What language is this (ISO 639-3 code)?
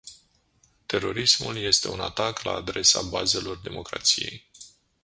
ron